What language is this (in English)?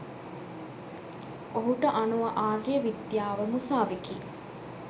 Sinhala